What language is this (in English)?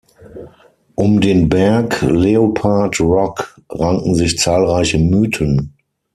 German